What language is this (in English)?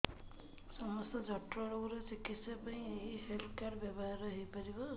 Odia